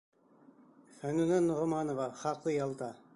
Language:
Bashkir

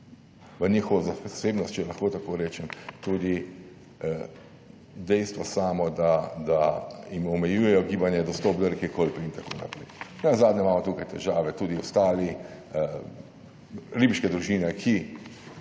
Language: Slovenian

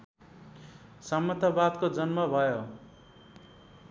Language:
Nepali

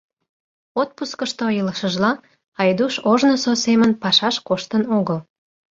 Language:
Mari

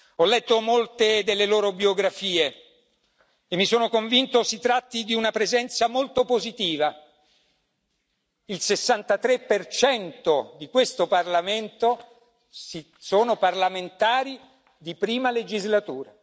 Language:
Italian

